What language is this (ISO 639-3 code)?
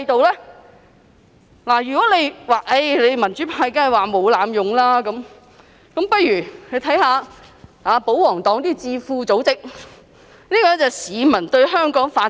yue